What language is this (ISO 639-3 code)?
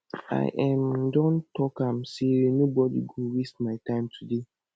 pcm